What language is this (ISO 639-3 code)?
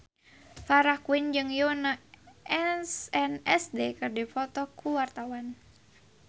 sun